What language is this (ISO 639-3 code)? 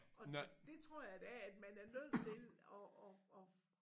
dan